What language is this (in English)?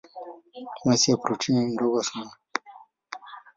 Swahili